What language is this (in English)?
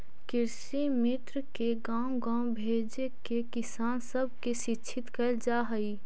Magahi